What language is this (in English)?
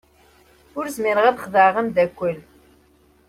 Kabyle